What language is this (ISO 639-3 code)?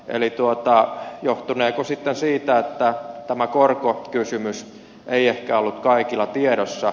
fin